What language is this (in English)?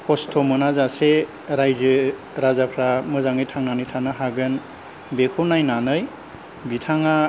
Bodo